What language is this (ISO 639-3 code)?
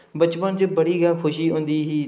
doi